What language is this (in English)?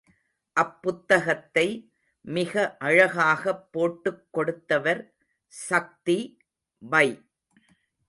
Tamil